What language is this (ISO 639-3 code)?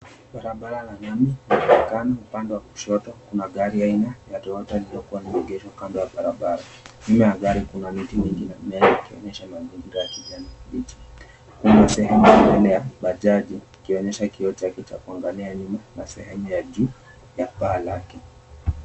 swa